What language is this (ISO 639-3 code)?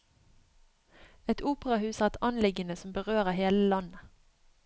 nor